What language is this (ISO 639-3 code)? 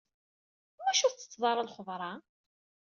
kab